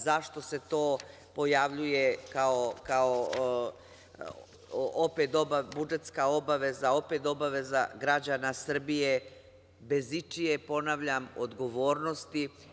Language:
Serbian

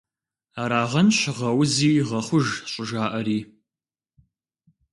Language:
Kabardian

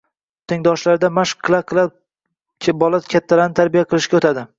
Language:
Uzbek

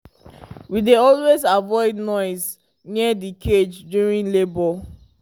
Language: Nigerian Pidgin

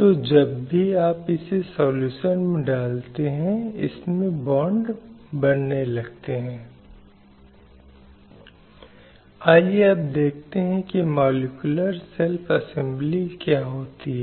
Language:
Hindi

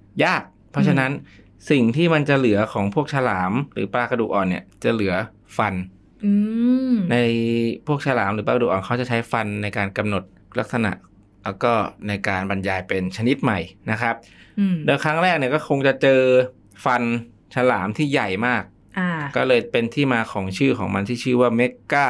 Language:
Thai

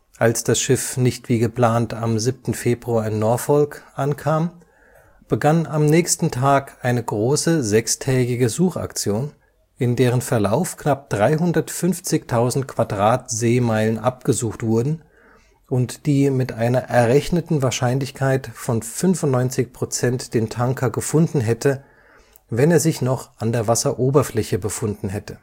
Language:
German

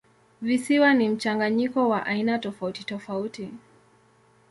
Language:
Swahili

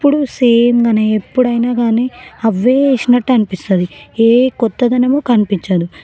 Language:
Telugu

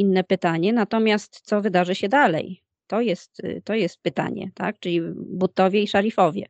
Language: Polish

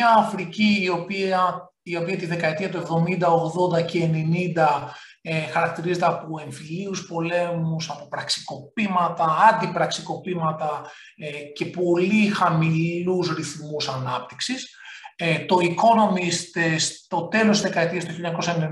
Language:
Greek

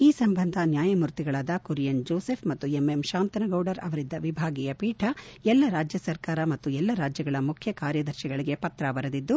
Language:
Kannada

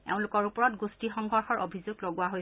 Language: Assamese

